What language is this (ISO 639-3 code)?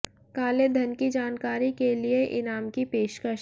hin